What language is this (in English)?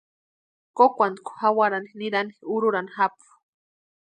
Western Highland Purepecha